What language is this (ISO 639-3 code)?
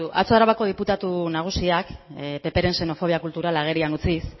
eus